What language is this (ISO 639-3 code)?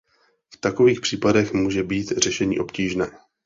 ces